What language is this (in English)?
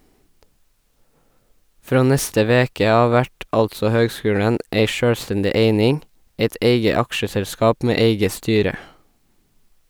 Norwegian